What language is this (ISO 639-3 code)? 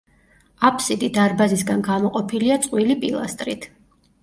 kat